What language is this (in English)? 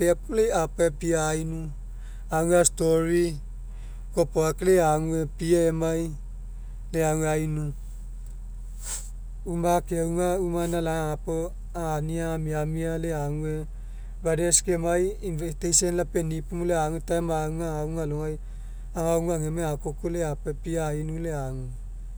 Mekeo